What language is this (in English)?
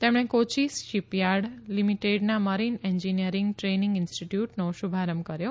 Gujarati